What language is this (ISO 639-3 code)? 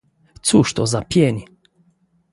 pol